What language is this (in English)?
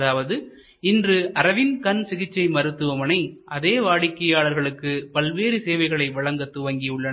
Tamil